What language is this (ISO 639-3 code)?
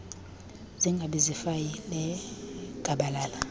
xho